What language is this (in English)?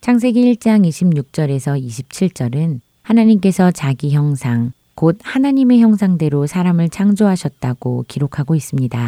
Korean